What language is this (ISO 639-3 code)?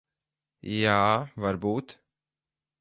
lav